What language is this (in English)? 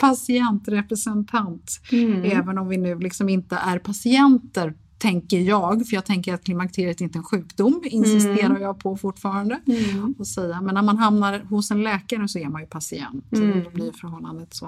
Swedish